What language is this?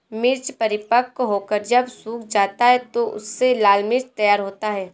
Hindi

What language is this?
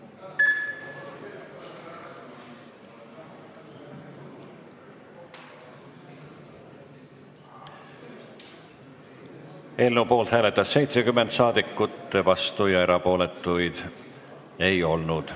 Estonian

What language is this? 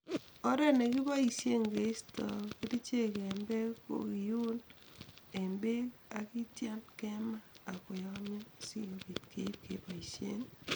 Kalenjin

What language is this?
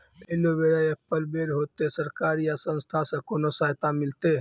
Maithili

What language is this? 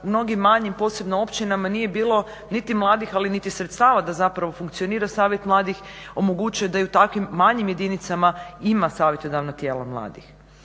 Croatian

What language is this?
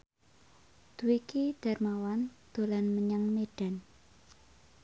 Javanese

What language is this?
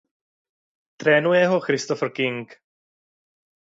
Czech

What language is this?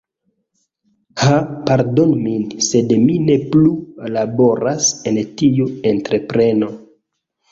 Esperanto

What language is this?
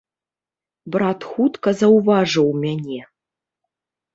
Belarusian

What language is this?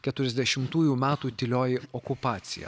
Lithuanian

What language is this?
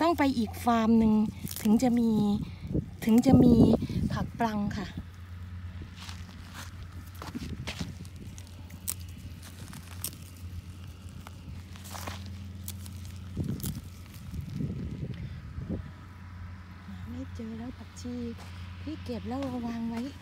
Thai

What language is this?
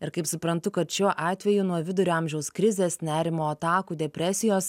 Lithuanian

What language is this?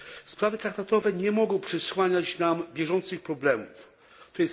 Polish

